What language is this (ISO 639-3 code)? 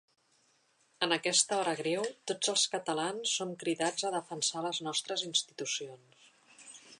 cat